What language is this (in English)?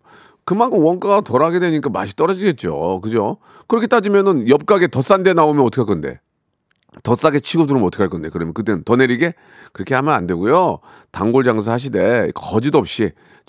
Korean